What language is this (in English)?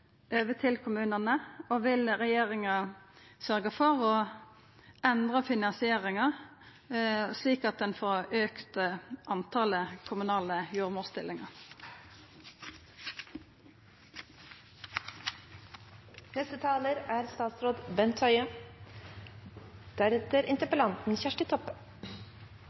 Norwegian Nynorsk